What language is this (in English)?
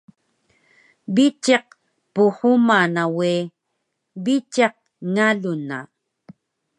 Taroko